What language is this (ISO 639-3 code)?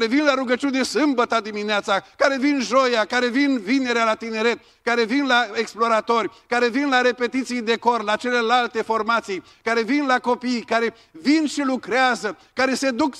ron